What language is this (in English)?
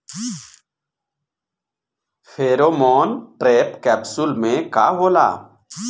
Bhojpuri